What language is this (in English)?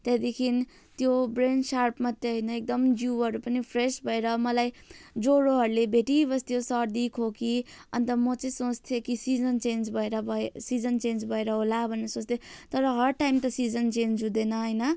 Nepali